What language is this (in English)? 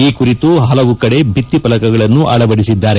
Kannada